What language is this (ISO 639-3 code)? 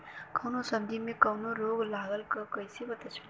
bho